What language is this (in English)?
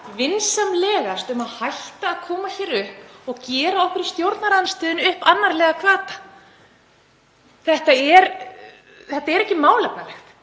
Icelandic